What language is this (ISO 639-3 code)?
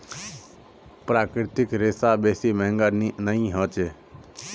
mag